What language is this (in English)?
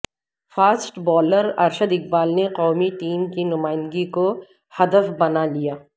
Urdu